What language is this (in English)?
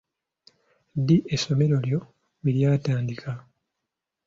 Ganda